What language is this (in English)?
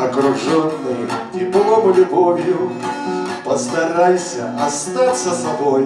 Russian